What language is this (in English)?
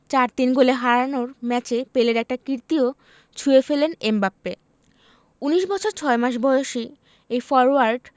Bangla